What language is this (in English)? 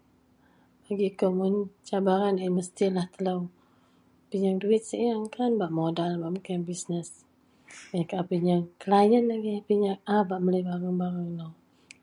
Central Melanau